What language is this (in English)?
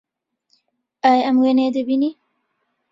Central Kurdish